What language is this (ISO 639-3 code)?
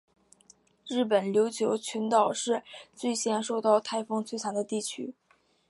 zho